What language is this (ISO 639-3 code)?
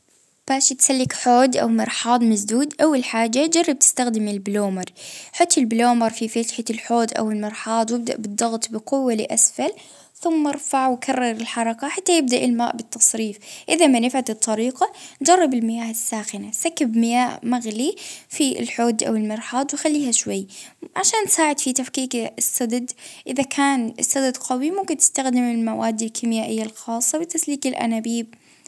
ayl